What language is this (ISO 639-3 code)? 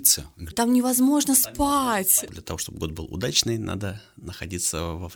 rus